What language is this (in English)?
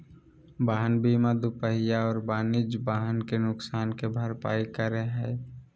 Magahi